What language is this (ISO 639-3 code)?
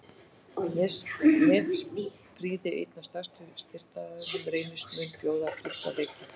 isl